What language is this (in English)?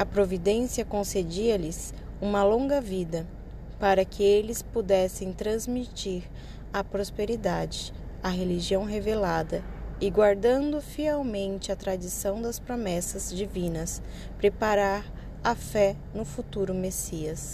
Portuguese